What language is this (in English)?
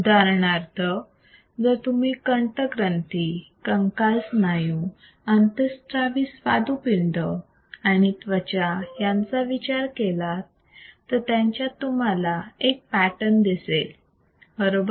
Marathi